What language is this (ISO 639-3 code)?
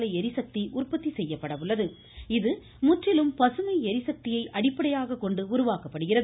tam